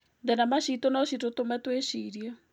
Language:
Kikuyu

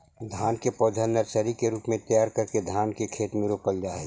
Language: Magahi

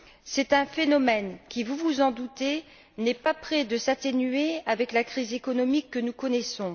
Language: French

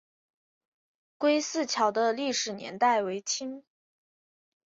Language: Chinese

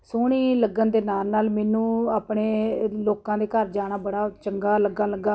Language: Punjabi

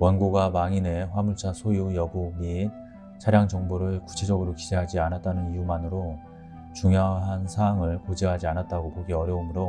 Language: Korean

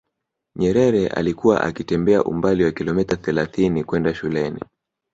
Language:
Swahili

